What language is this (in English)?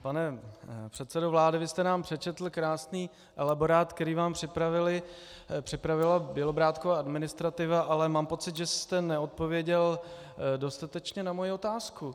Czech